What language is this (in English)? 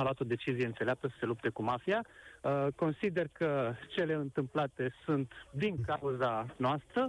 Romanian